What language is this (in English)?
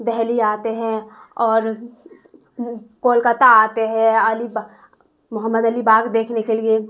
Urdu